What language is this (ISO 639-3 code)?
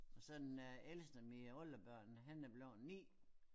dan